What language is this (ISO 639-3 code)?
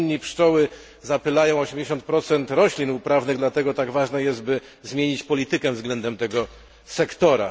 pol